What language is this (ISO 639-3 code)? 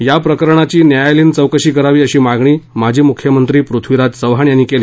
mar